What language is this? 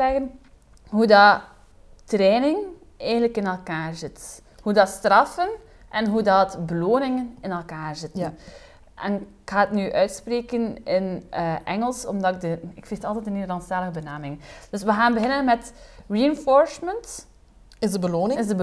Dutch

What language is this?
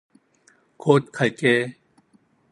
Korean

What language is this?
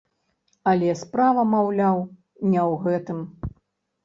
Belarusian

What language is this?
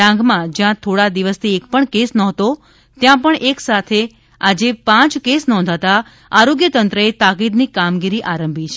Gujarati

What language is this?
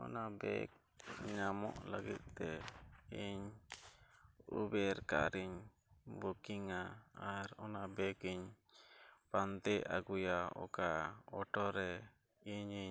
Santali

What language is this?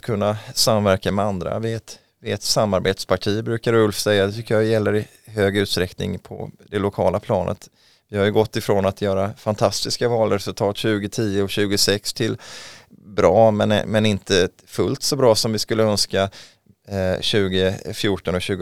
Swedish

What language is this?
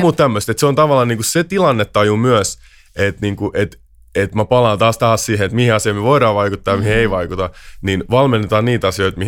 Finnish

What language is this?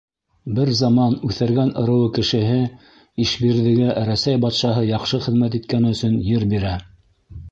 Bashkir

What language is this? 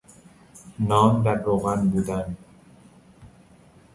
Persian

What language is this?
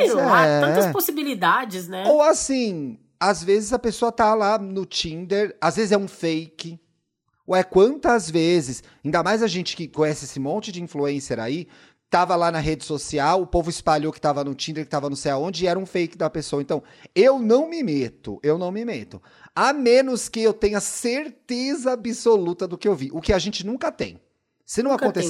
Portuguese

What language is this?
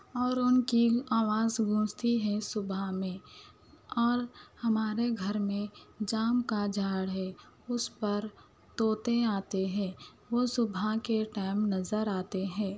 Urdu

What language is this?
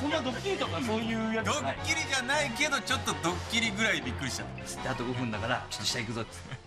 Japanese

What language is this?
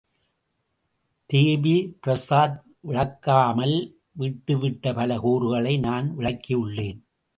Tamil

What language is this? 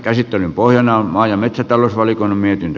Finnish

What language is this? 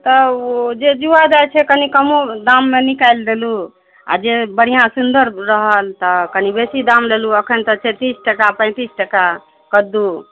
Maithili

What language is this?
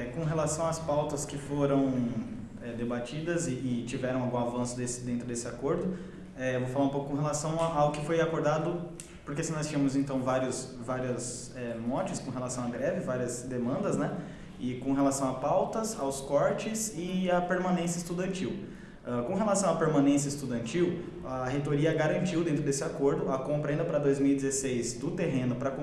Portuguese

